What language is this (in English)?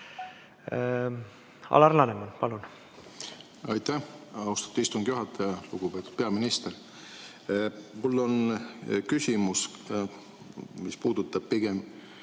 Estonian